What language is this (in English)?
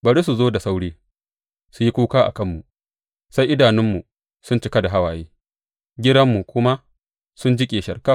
Hausa